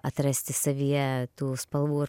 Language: Lithuanian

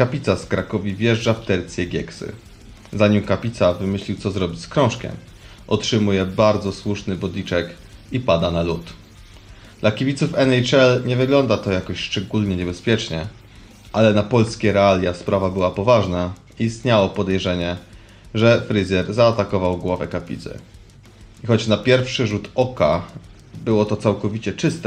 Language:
Polish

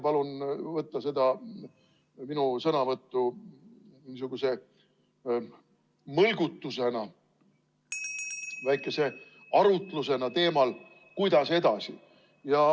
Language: Estonian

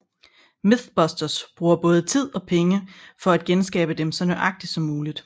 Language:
Danish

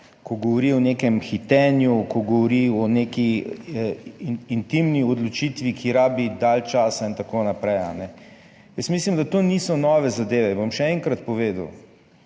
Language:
Slovenian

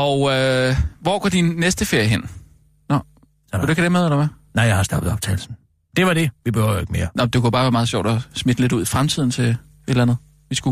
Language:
Danish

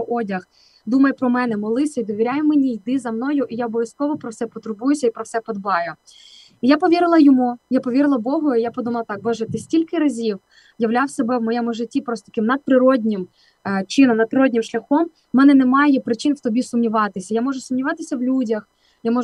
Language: Ukrainian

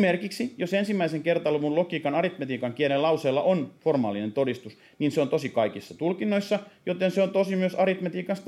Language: Finnish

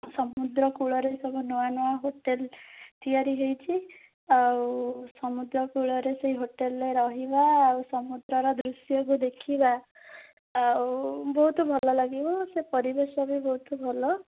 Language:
Odia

